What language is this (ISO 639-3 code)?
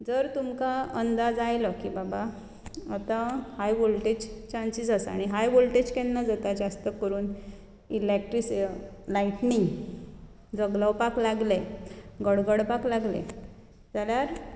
kok